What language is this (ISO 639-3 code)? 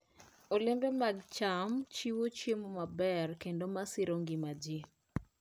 luo